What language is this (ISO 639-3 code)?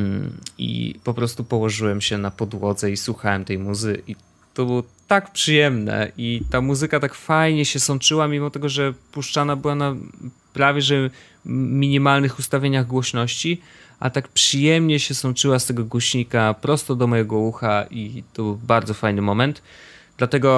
pol